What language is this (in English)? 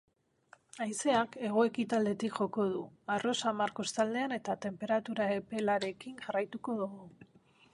Basque